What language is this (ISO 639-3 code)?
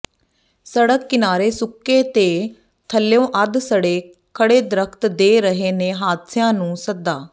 pan